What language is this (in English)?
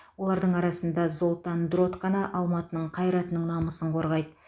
Kazakh